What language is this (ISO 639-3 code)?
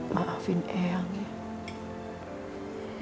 ind